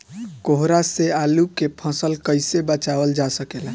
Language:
Bhojpuri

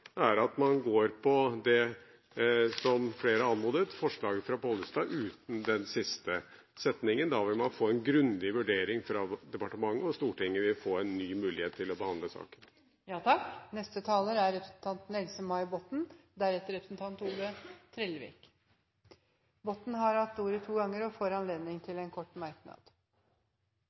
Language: Norwegian Bokmål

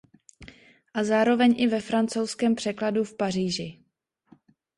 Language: Czech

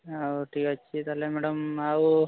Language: Odia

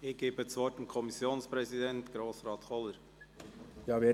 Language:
Swiss German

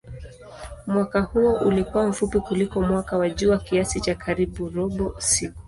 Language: Swahili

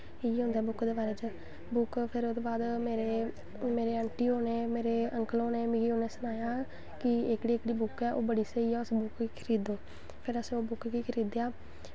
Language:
Dogri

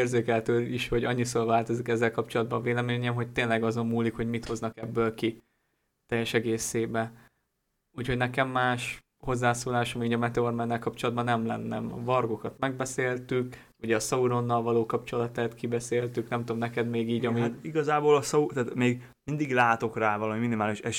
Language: Hungarian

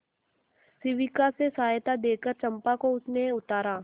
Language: Hindi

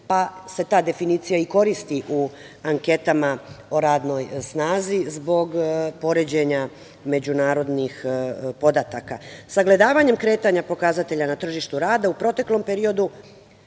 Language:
Serbian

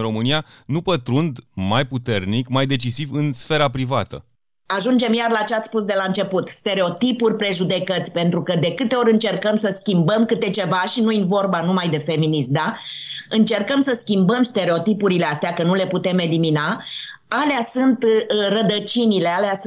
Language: Romanian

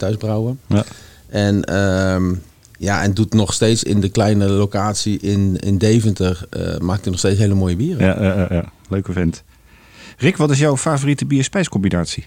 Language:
Dutch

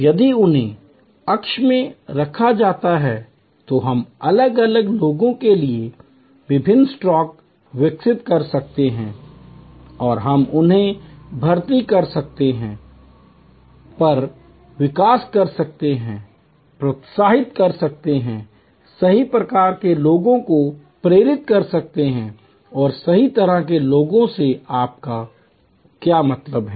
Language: Hindi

